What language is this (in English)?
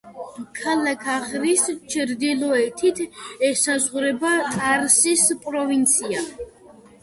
Georgian